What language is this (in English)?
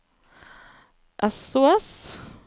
Norwegian